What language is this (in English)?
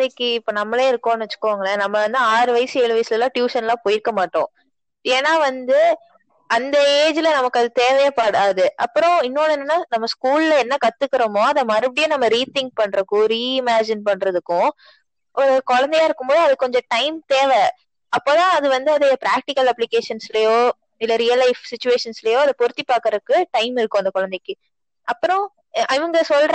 Tamil